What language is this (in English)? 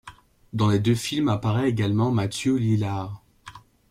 French